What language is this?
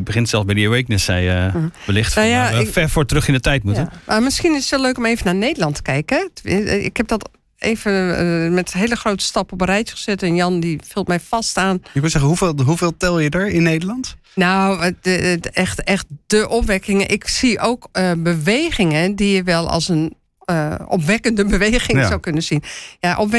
Dutch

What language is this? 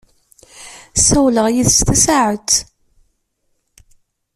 Kabyle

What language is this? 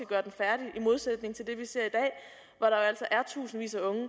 Danish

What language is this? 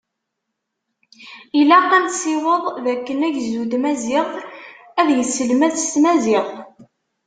Kabyle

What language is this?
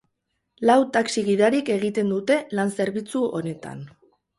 Basque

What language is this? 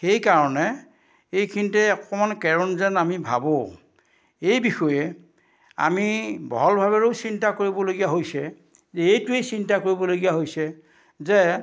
Assamese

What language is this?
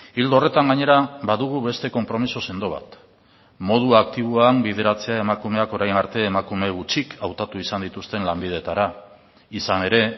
Basque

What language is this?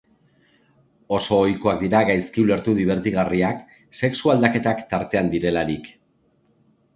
Basque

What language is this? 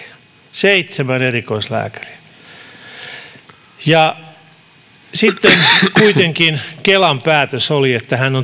Finnish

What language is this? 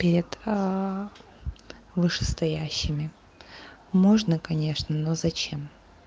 Russian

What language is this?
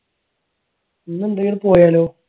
Malayalam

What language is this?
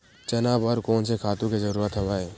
Chhattisgarhi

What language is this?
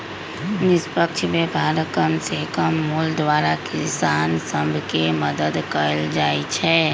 Magahi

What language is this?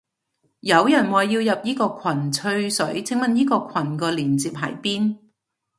Cantonese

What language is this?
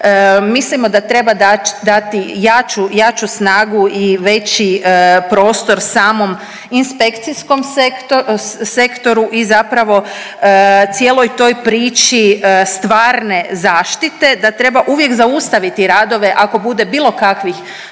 Croatian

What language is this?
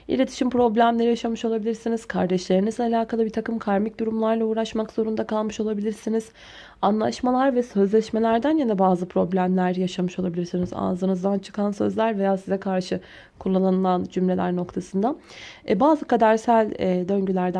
Turkish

